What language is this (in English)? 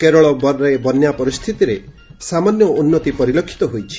Odia